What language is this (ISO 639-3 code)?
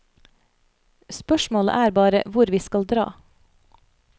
nor